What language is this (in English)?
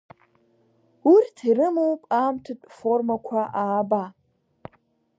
Abkhazian